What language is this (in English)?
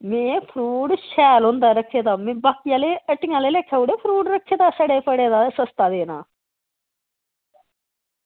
Dogri